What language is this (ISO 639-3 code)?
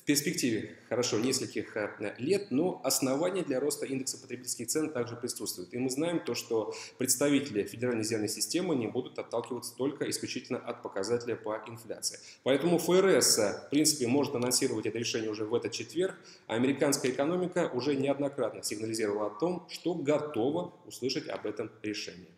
rus